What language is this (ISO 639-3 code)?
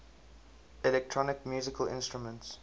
eng